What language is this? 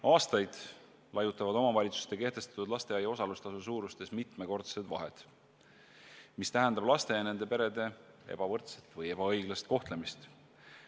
Estonian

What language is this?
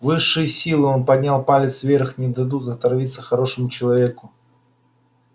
Russian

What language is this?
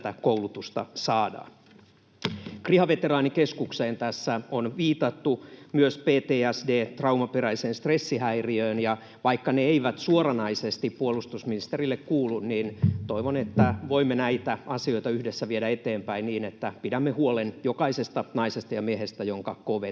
Finnish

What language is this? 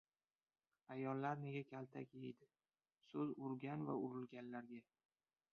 Uzbek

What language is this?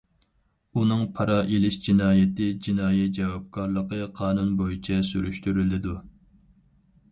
Uyghur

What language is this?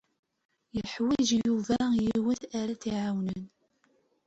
Kabyle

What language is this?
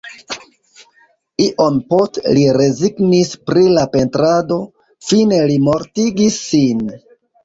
Esperanto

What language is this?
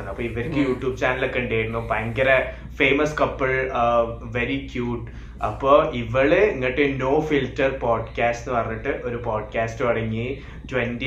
Malayalam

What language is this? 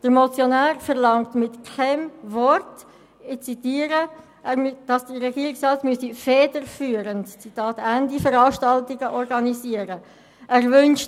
Swiss German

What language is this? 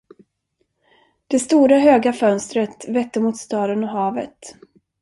Swedish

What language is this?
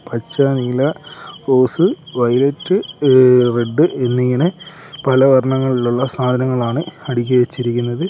Malayalam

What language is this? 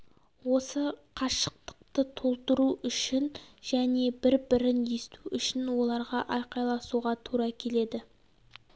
Kazakh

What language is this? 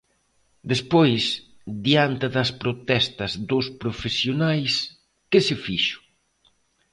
Galician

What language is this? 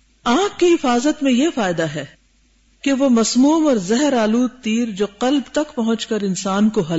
Urdu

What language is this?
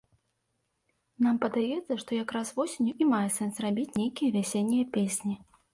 Belarusian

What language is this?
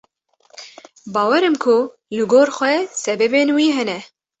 Kurdish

